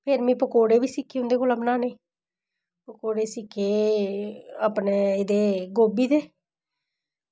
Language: Dogri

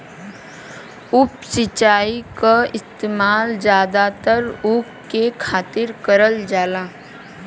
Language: Bhojpuri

